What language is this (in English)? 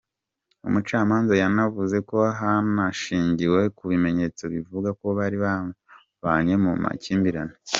Kinyarwanda